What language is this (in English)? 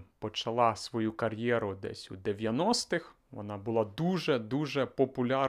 Ukrainian